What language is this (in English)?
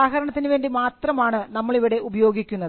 Malayalam